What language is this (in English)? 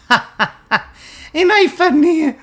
English